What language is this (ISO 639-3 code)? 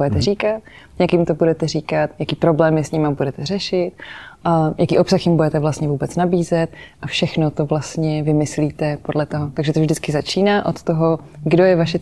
ces